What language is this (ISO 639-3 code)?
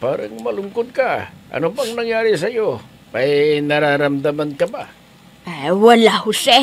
fil